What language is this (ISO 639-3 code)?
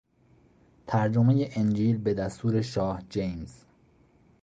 fas